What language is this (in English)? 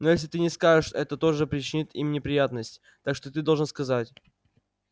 Russian